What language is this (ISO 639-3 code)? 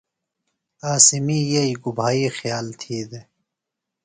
phl